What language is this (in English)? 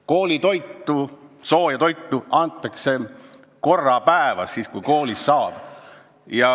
Estonian